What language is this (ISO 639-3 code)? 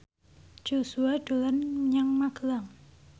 jav